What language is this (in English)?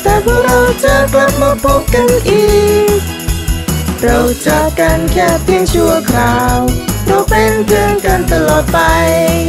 Thai